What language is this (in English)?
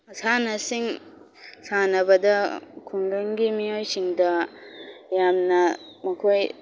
Manipuri